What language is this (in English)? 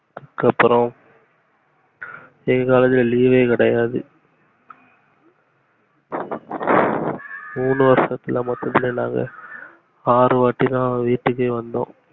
Tamil